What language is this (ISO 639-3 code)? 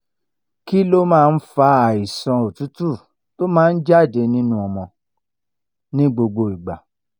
yor